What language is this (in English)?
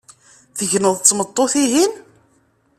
Kabyle